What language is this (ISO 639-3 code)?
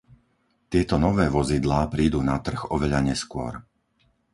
slk